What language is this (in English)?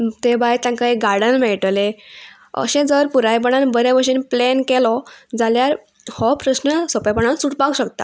Konkani